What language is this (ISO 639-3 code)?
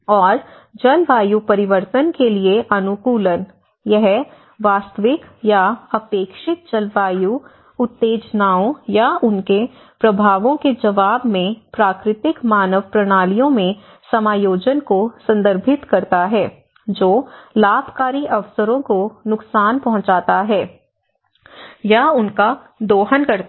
hin